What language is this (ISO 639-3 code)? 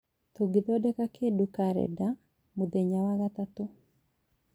kik